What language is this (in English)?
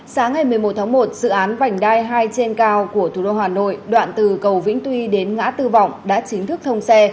Vietnamese